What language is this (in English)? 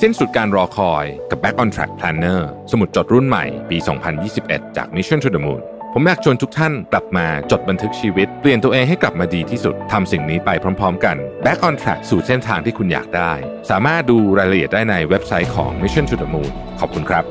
Thai